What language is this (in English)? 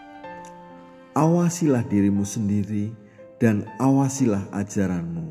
Indonesian